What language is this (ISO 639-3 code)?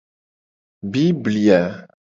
gej